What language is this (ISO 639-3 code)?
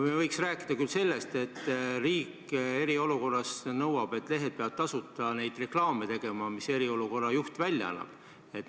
est